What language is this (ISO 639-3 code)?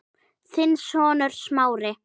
isl